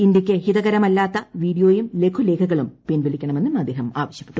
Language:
Malayalam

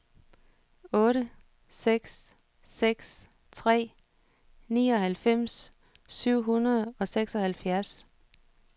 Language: Danish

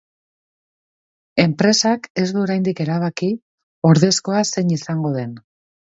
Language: Basque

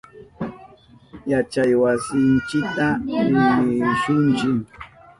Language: Southern Pastaza Quechua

